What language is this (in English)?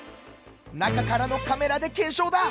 Japanese